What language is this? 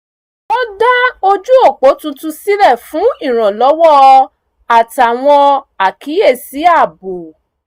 Yoruba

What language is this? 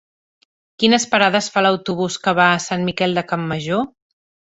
Catalan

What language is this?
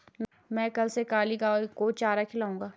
Hindi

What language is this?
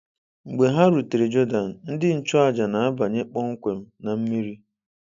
Igbo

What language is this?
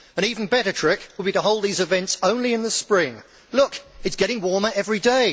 English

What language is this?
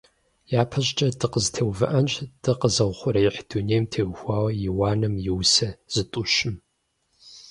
Kabardian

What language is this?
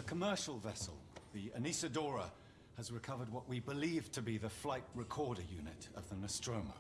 Turkish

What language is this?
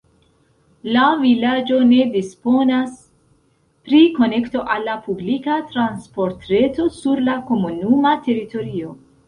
Esperanto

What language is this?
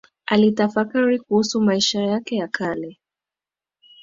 Swahili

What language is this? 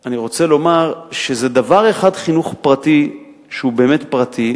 Hebrew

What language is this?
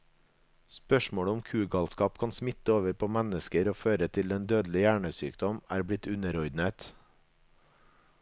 Norwegian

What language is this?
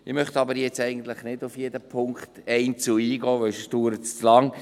Swiss German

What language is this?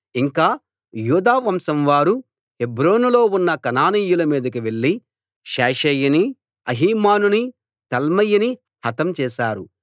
Telugu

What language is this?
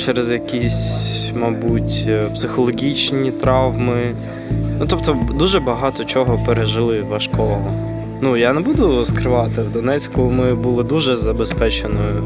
Ukrainian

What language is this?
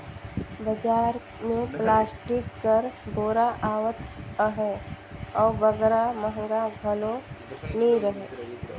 Chhattisgarhi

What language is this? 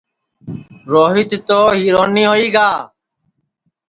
Sansi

